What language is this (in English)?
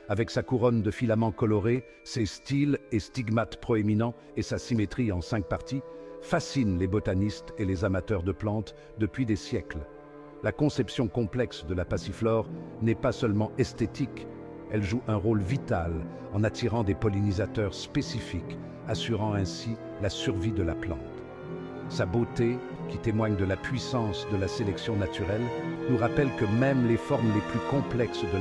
French